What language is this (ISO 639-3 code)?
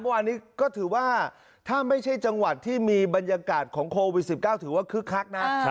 tha